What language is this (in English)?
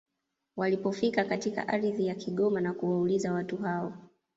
Swahili